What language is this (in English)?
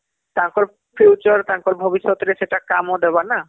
Odia